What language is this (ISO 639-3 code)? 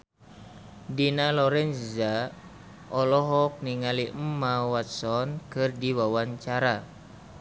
sun